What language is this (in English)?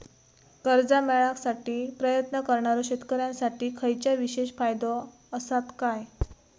Marathi